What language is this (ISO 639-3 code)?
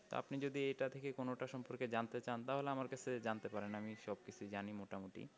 ben